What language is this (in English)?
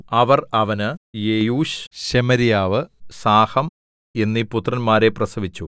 Malayalam